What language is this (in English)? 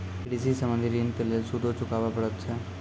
Maithili